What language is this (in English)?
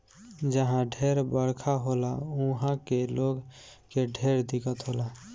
Bhojpuri